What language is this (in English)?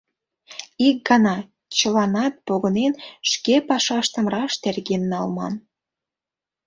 Mari